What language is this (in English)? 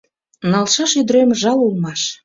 Mari